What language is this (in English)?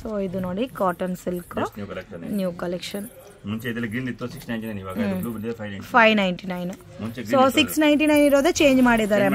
Kannada